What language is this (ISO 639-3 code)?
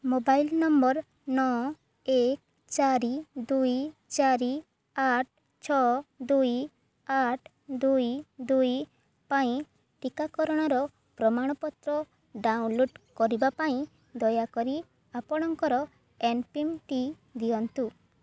ori